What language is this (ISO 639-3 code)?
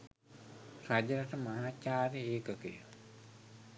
sin